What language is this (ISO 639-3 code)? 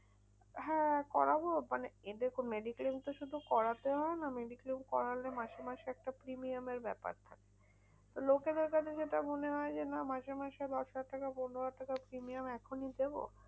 ben